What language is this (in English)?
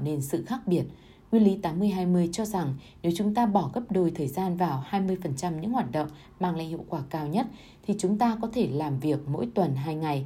Vietnamese